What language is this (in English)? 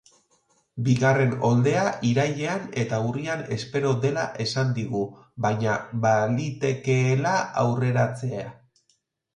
Basque